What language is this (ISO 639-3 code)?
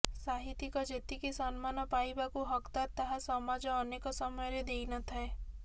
ori